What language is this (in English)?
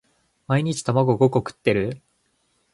Japanese